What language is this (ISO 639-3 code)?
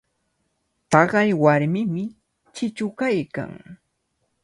qvl